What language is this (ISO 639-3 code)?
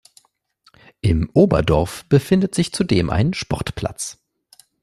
deu